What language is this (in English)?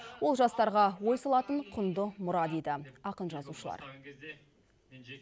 Kazakh